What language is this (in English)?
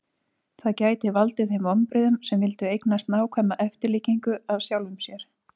Icelandic